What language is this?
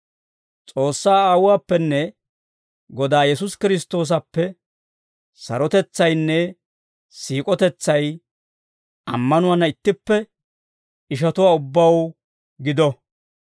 Dawro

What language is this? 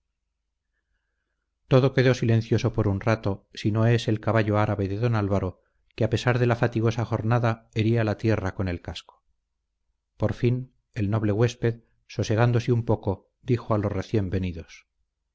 Spanish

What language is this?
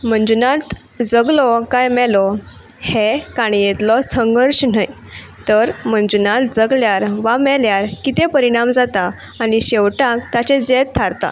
Konkani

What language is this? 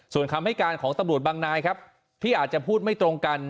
Thai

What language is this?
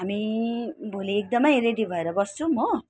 Nepali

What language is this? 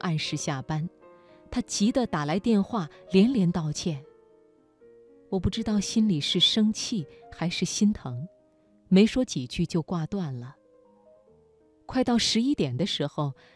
Chinese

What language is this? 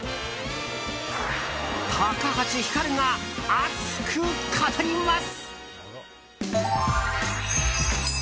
Japanese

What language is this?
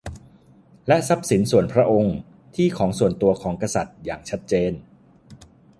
Thai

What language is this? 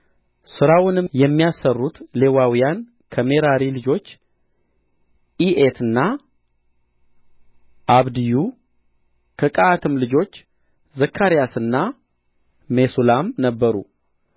Amharic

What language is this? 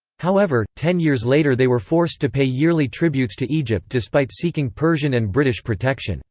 English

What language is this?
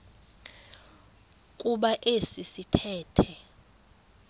Xhosa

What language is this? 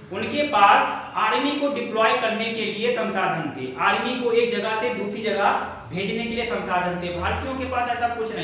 Hindi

